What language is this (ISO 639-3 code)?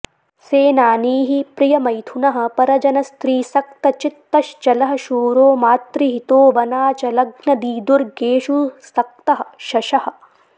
san